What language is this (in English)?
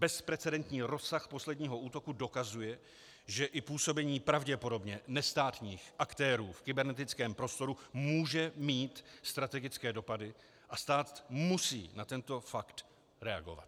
Czech